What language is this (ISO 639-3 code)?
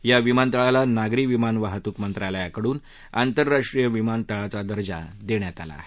mar